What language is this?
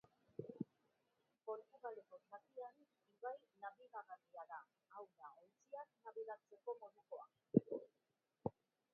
Basque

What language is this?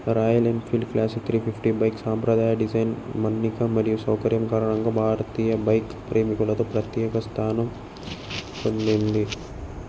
Telugu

